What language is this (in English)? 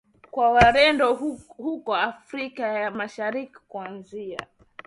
Swahili